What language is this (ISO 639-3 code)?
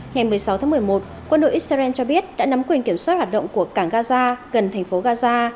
vie